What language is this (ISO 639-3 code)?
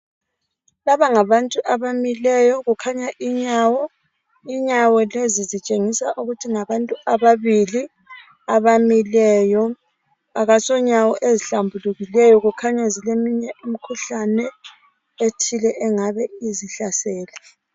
nde